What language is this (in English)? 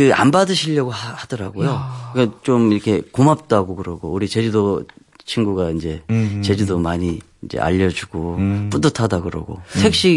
Korean